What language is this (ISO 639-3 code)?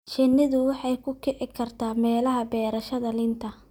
som